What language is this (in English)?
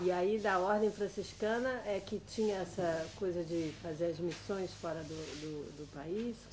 Portuguese